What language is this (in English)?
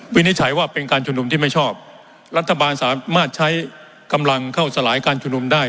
Thai